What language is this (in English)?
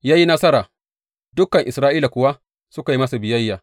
Hausa